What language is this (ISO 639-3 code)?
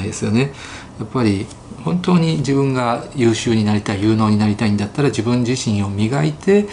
jpn